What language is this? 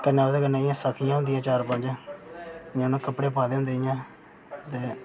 Dogri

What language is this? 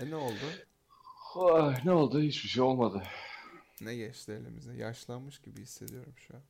Turkish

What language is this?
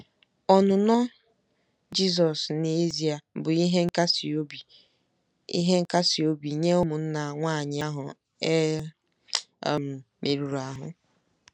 Igbo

